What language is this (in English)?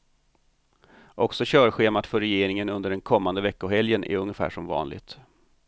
Swedish